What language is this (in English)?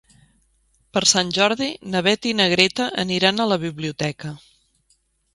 Catalan